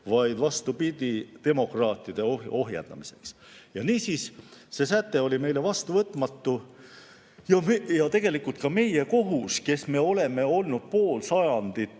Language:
Estonian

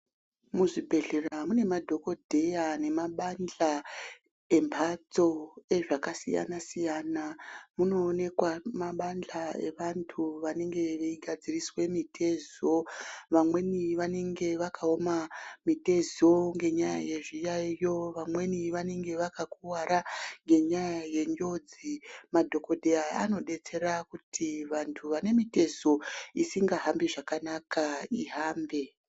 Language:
Ndau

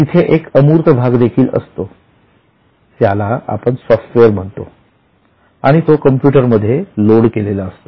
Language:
Marathi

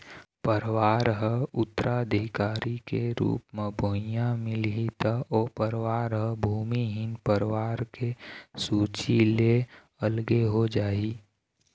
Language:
Chhattisgarhi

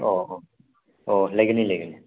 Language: Manipuri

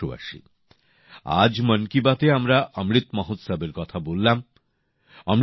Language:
Bangla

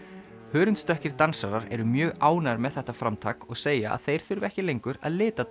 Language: Icelandic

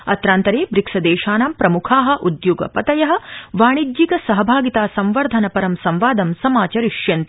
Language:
Sanskrit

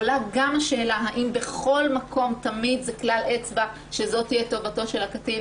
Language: Hebrew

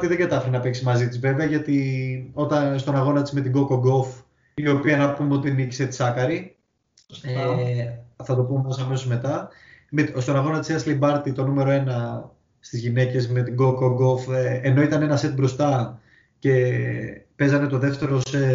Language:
Greek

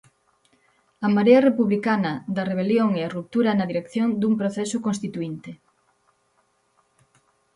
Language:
Galician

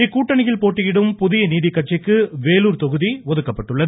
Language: Tamil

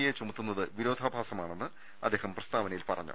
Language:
Malayalam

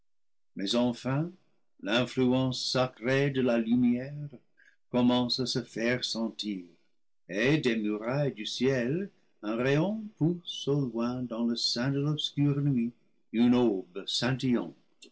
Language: French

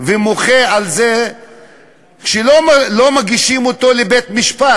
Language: Hebrew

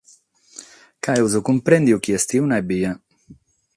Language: Sardinian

